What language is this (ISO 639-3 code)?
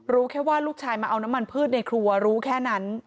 tha